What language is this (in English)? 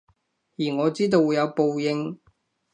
Cantonese